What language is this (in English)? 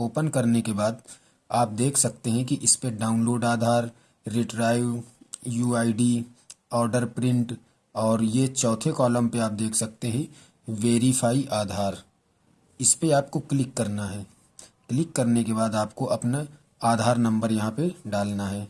Hindi